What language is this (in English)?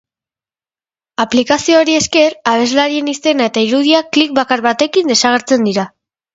Basque